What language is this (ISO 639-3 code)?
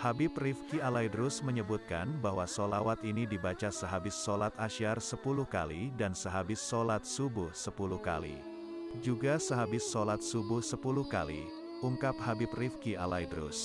ind